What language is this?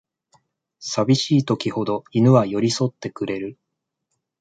Japanese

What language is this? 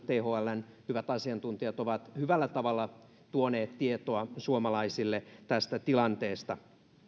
Finnish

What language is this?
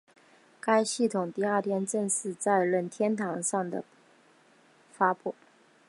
Chinese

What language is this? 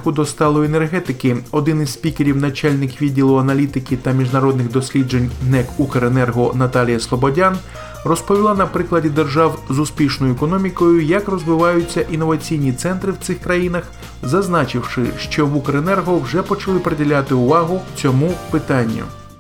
Ukrainian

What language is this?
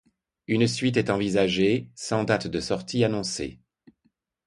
French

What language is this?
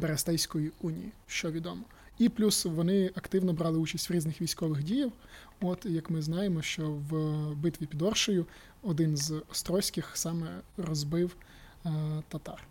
Ukrainian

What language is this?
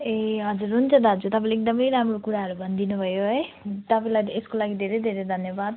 Nepali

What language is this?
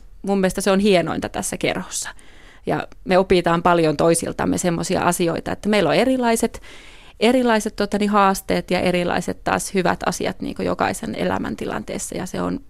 Finnish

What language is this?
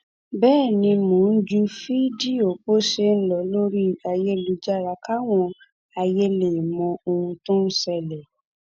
Yoruba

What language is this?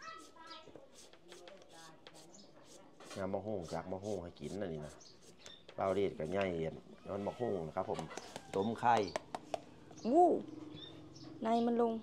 Thai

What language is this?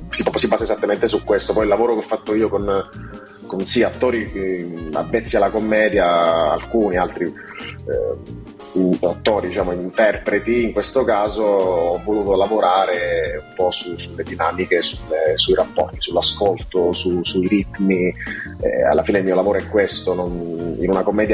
Italian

